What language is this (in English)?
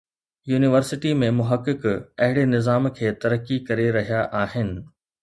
Sindhi